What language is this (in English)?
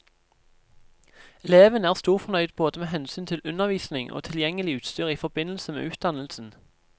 Norwegian